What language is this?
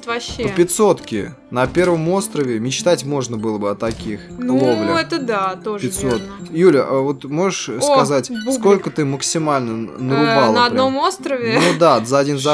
Russian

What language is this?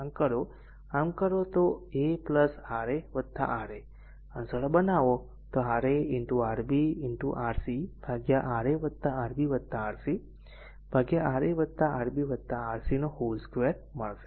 Gujarati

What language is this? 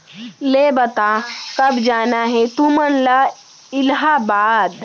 Chhattisgarhi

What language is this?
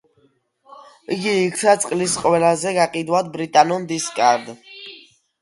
Georgian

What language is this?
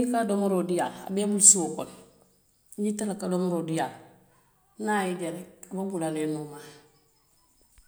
Western Maninkakan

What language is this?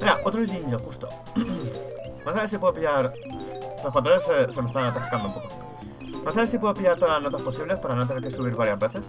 Spanish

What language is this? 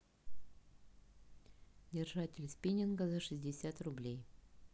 Russian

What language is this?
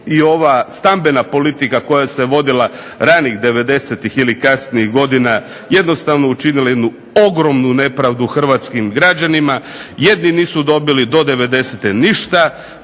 Croatian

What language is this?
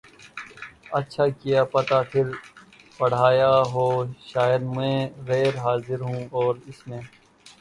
Urdu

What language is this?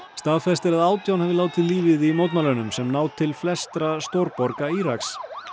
Icelandic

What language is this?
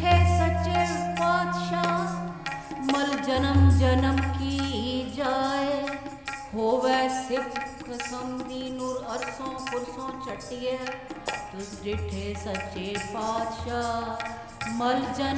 Punjabi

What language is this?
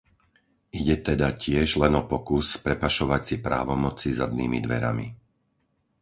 Slovak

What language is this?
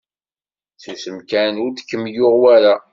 Kabyle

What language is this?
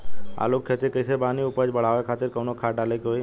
Bhojpuri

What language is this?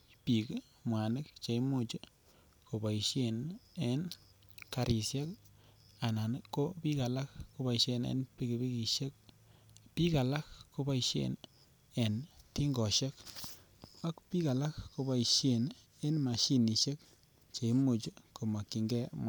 Kalenjin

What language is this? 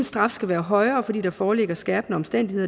Danish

